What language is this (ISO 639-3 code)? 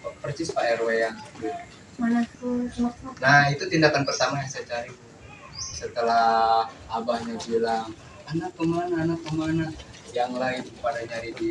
ind